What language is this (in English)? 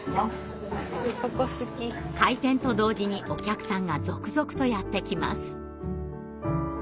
Japanese